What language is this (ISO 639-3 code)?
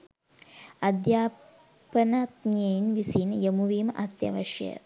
sin